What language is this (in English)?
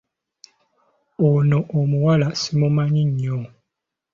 Ganda